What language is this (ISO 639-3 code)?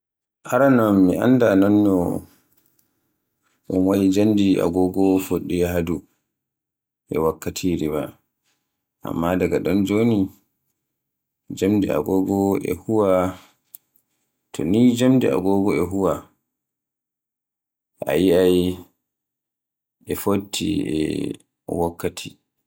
fue